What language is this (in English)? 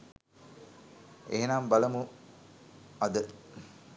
Sinhala